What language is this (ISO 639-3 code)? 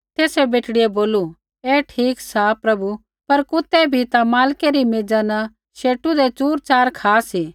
kfx